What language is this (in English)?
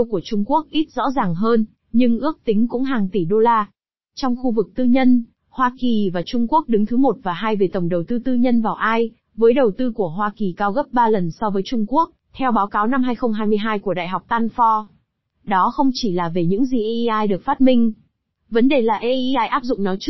Vietnamese